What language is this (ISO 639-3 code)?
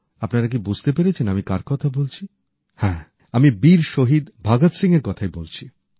ben